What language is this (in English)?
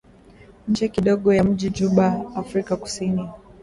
Swahili